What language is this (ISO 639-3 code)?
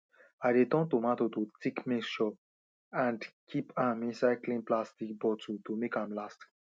pcm